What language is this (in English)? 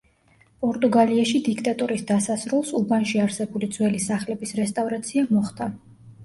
Georgian